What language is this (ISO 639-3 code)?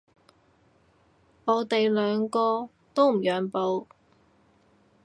yue